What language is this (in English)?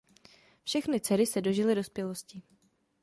Czech